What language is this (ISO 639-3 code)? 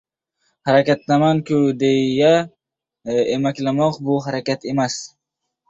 uzb